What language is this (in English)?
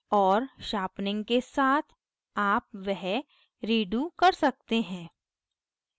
Hindi